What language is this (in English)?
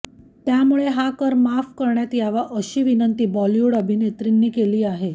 Marathi